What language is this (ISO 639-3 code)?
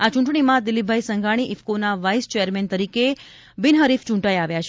guj